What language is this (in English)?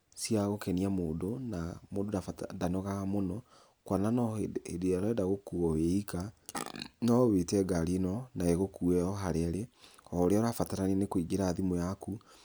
Kikuyu